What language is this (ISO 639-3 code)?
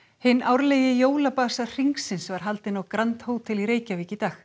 isl